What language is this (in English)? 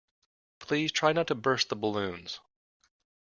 English